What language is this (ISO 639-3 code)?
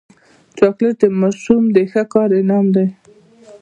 pus